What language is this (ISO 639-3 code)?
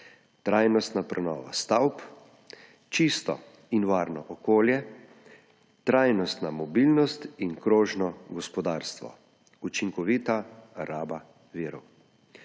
slv